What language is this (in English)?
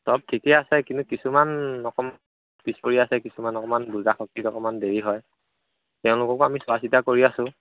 Assamese